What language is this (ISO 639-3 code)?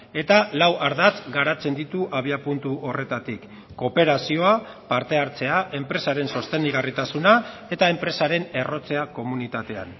eus